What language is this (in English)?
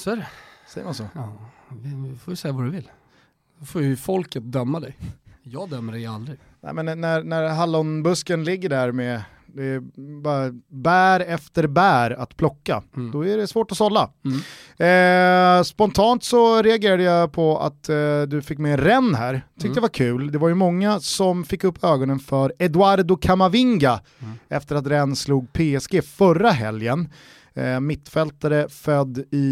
Swedish